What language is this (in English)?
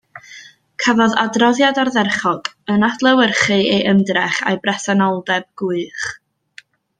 Welsh